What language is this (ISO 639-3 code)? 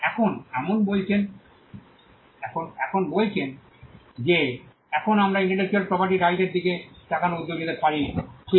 ben